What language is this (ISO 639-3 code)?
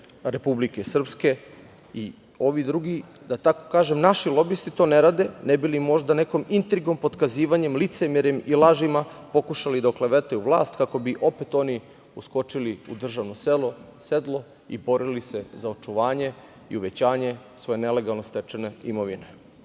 srp